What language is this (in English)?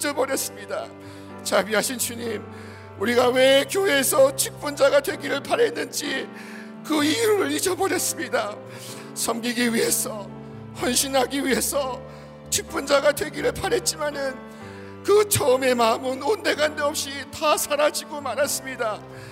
Korean